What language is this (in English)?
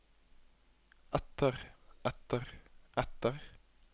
Norwegian